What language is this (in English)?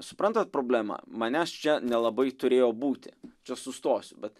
Lithuanian